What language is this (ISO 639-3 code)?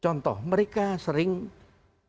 ind